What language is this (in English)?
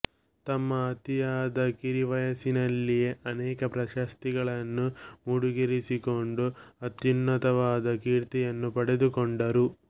Kannada